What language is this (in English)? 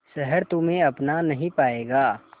Hindi